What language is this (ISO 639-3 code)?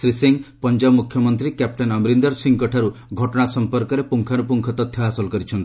ori